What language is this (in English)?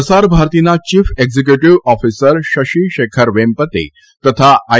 Gujarati